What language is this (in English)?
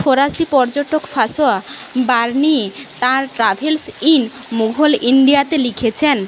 Bangla